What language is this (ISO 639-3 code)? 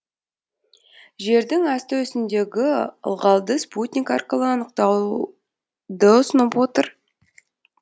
kaz